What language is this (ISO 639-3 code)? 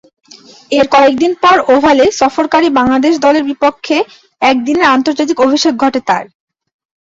ben